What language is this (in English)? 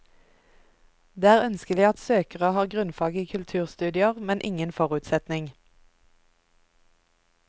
Norwegian